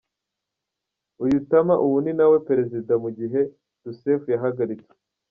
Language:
Kinyarwanda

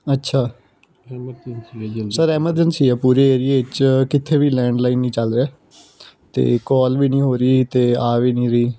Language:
Punjabi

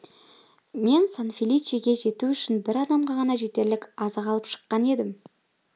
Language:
Kazakh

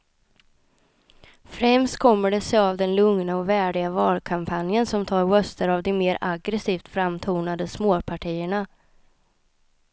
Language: Swedish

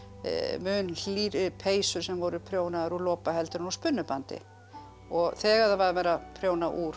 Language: Icelandic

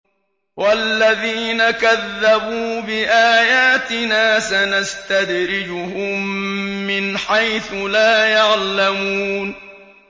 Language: Arabic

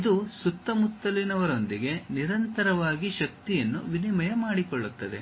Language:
Kannada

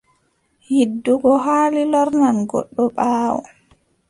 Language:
Adamawa Fulfulde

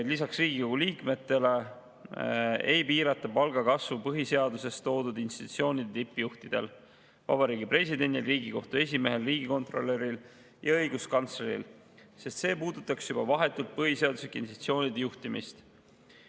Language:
Estonian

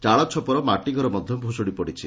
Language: Odia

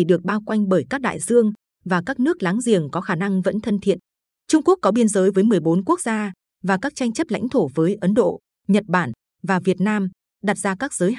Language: Vietnamese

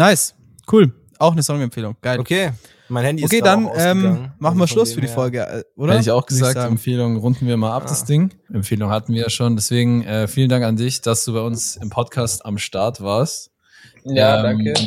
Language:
German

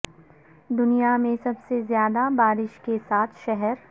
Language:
Urdu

